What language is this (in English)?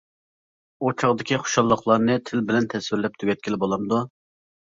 Uyghur